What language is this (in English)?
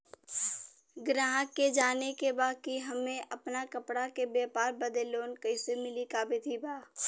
Bhojpuri